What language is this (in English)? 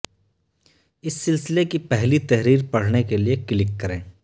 Urdu